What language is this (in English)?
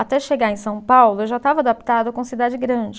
Portuguese